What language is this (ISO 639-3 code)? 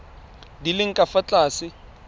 tsn